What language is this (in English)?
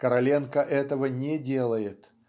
Russian